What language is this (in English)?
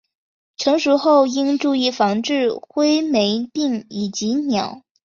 Chinese